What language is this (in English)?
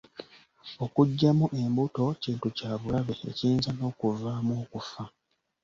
Ganda